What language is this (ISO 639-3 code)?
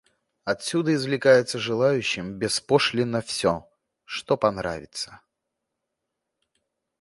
rus